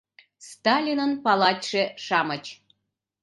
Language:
Mari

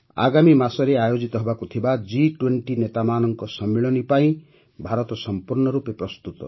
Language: Odia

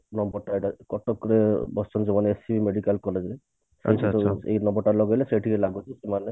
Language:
Odia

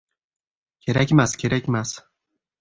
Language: Uzbek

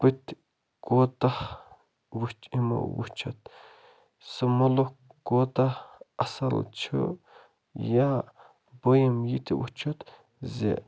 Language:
Kashmiri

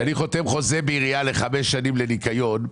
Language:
Hebrew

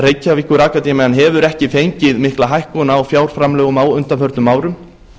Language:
Icelandic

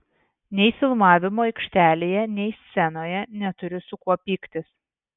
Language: Lithuanian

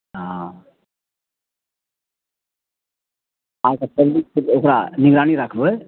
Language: Maithili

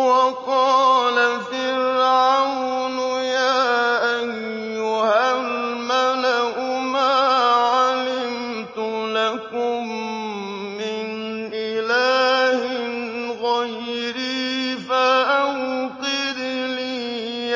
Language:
Arabic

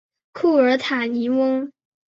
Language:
Chinese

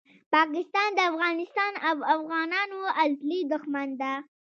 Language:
Pashto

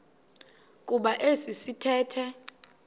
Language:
Xhosa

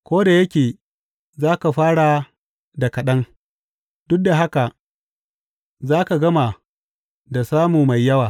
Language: Hausa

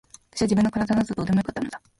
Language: Japanese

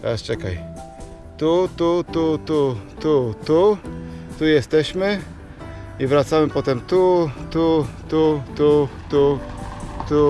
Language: Polish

